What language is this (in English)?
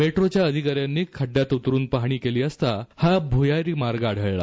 Marathi